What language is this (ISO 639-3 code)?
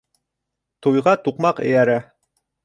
bak